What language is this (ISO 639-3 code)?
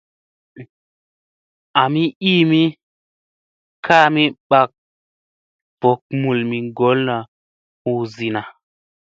mse